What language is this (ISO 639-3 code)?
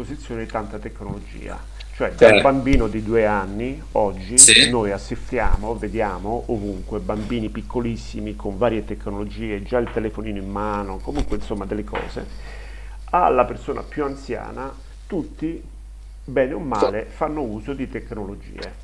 ita